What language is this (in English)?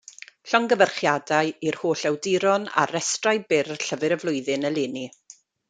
Welsh